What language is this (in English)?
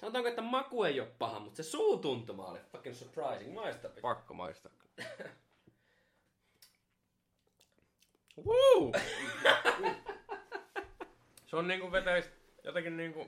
Finnish